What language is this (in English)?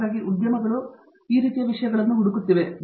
Kannada